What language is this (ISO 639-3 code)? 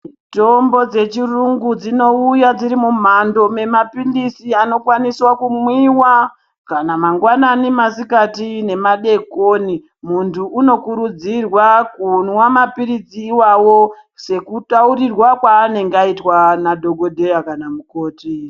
ndc